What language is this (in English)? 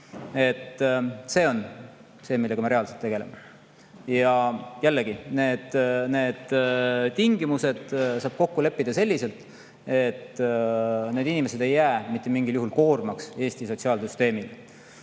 Estonian